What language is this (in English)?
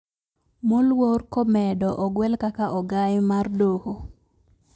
Luo (Kenya and Tanzania)